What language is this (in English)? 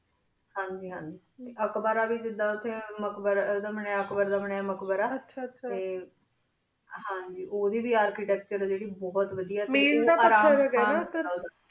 Punjabi